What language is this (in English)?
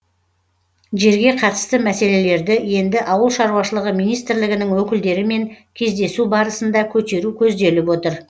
Kazakh